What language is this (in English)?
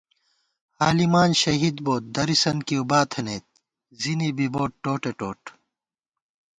Gawar-Bati